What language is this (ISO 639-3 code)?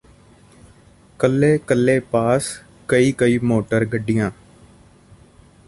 pan